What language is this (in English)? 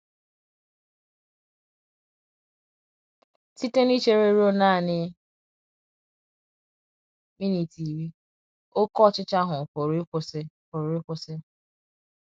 Igbo